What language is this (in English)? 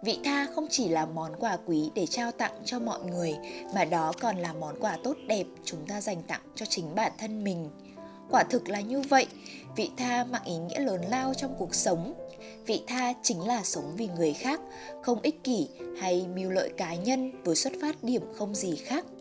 Vietnamese